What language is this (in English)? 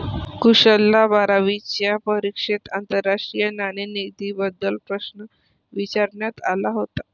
Marathi